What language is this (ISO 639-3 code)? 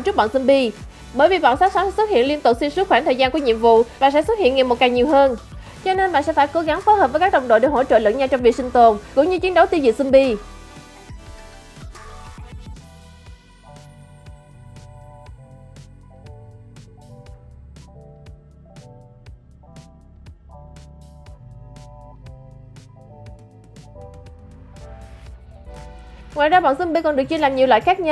vie